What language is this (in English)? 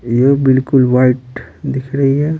Hindi